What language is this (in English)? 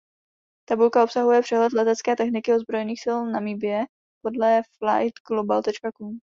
Czech